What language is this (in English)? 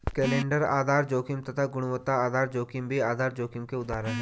Hindi